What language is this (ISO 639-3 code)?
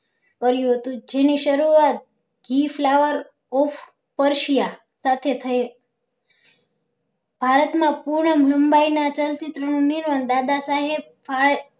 guj